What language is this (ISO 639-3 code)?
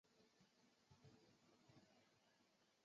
zho